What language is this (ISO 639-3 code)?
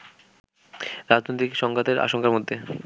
ben